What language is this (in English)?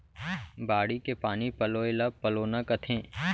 Chhattisgarhi